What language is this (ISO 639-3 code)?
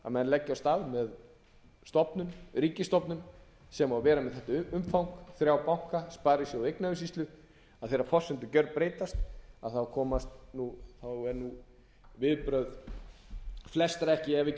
isl